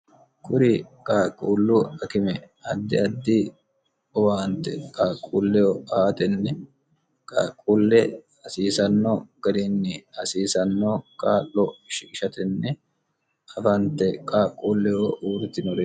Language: Sidamo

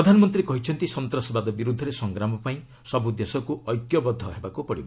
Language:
Odia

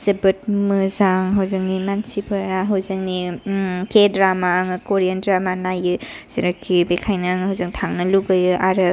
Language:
Bodo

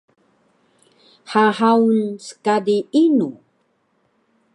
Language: Taroko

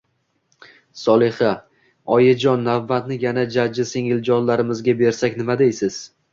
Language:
Uzbek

